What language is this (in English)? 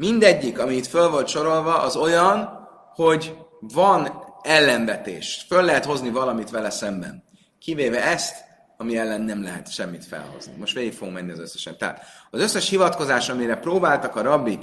Hungarian